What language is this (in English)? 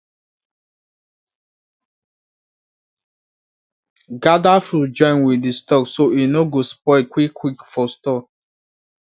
Nigerian Pidgin